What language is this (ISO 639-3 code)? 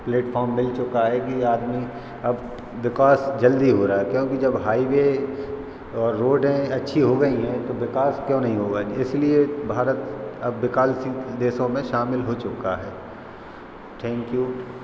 hin